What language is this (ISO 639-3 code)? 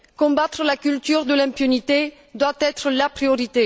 fra